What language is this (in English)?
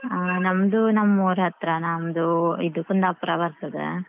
Kannada